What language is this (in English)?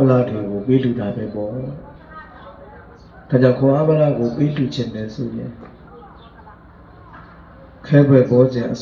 Indonesian